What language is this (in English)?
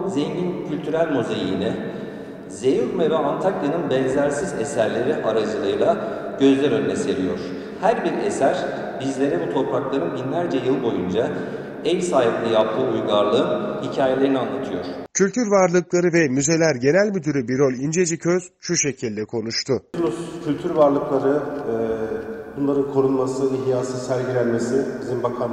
Turkish